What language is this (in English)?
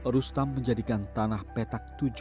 Indonesian